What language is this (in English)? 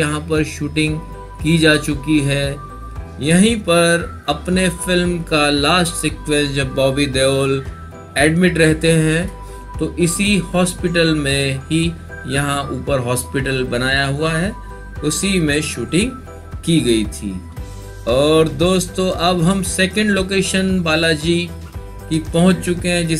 Hindi